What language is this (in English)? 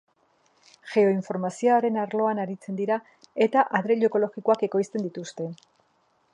Basque